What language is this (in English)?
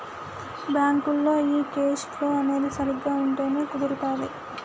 Telugu